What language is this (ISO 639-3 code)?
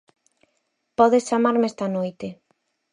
glg